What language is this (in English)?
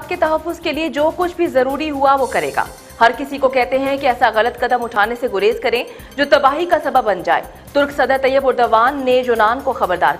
Hindi